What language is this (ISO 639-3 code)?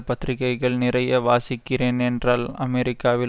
tam